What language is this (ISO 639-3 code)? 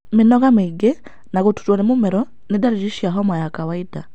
kik